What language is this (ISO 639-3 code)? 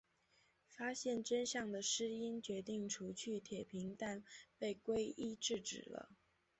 zho